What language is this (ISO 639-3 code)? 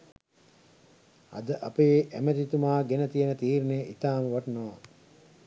sin